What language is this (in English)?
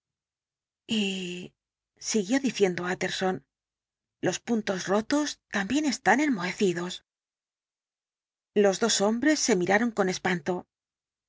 Spanish